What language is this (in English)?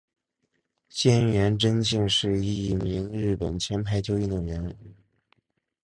Chinese